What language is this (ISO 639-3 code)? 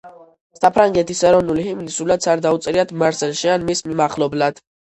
kat